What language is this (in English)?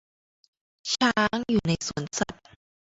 Thai